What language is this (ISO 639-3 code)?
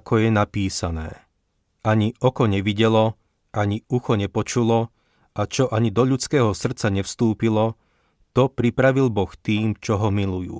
slk